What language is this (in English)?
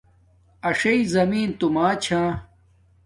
Domaaki